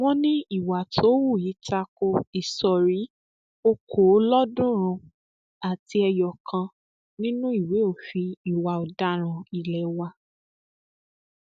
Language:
Yoruba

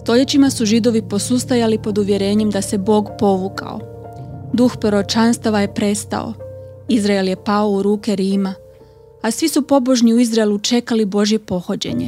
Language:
Croatian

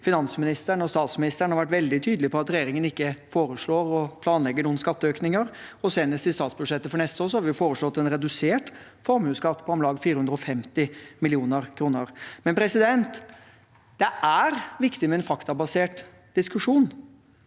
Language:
Norwegian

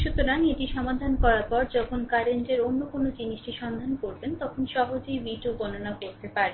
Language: Bangla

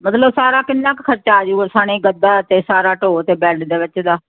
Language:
Punjabi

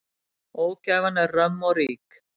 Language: Icelandic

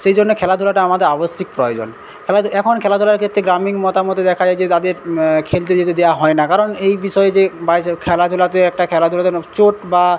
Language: Bangla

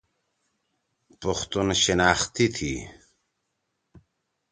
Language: Torwali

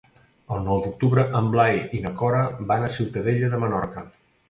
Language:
Catalan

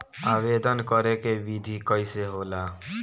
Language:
Bhojpuri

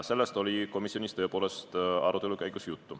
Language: Estonian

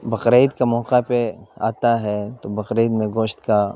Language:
Urdu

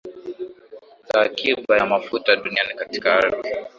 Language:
Swahili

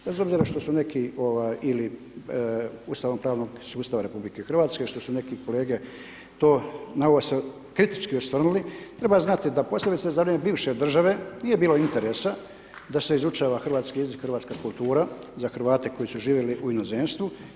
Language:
Croatian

